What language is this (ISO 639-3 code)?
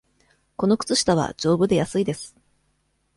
jpn